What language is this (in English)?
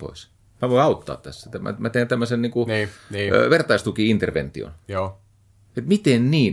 Finnish